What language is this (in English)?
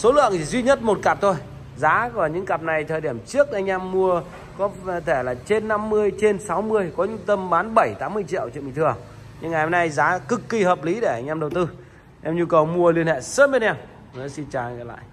Vietnamese